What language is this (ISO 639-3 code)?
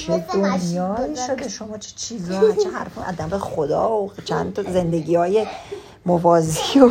fas